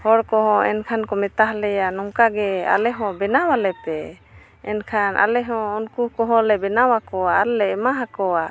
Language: Santali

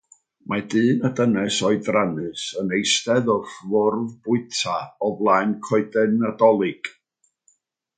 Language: Welsh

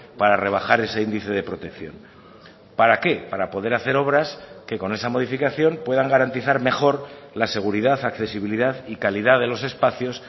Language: Spanish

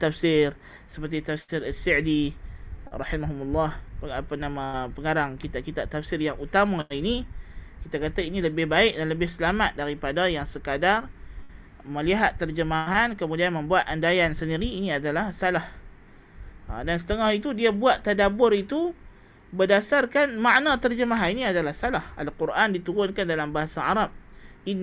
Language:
Malay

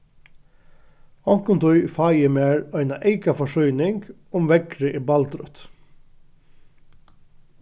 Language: Faroese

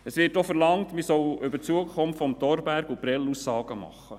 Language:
Swiss German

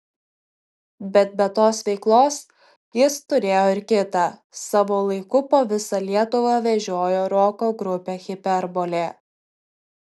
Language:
Lithuanian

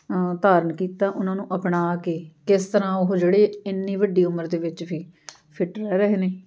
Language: Punjabi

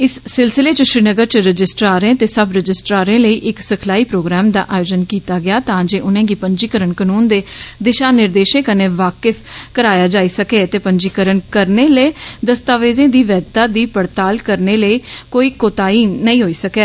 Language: Dogri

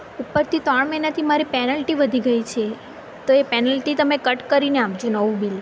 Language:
Gujarati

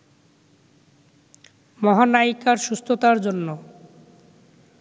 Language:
Bangla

